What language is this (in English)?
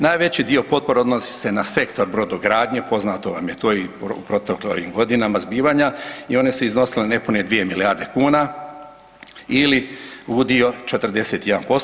Croatian